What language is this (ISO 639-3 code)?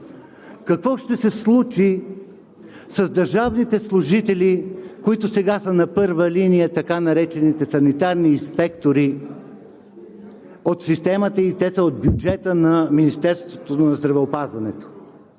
bul